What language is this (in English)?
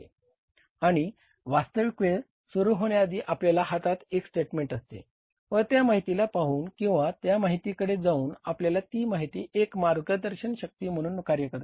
Marathi